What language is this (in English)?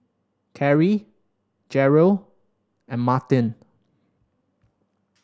English